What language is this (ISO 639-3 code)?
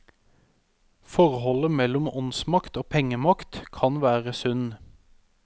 nor